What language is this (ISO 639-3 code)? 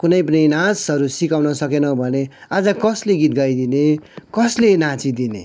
nep